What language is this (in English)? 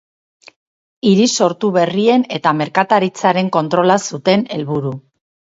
Basque